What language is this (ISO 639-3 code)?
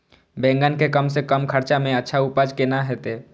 mai